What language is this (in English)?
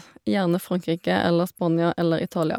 Norwegian